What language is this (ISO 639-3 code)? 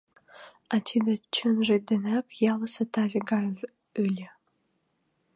chm